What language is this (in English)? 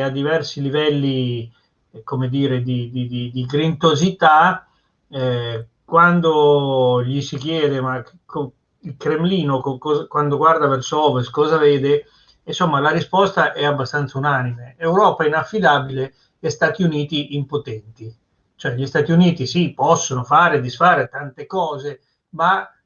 Italian